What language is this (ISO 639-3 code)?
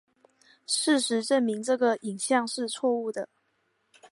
zho